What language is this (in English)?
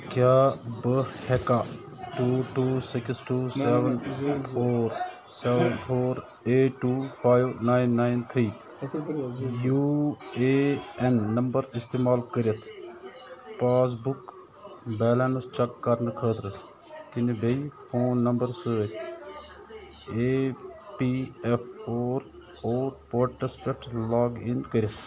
Kashmiri